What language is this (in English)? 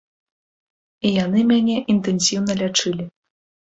Belarusian